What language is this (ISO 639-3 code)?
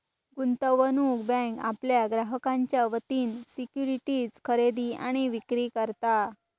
mar